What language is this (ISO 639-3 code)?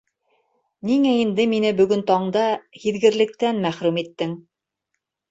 bak